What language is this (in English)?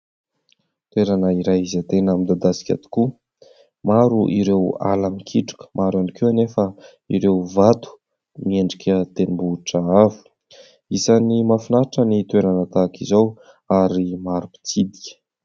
Malagasy